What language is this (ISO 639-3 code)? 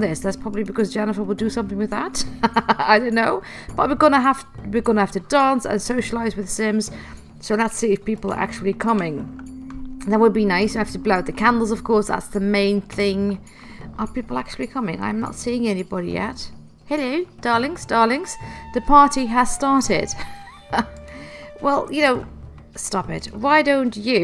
eng